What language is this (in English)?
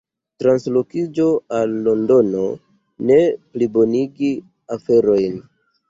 Esperanto